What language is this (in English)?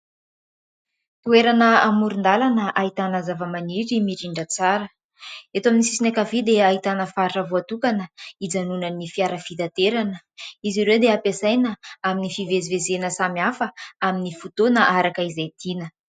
Malagasy